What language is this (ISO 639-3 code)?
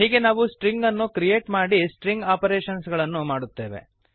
kan